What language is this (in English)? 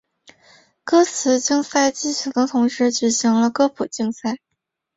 Chinese